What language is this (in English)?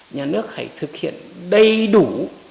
Vietnamese